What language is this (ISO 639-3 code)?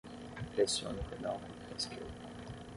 por